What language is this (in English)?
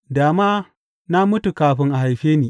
Hausa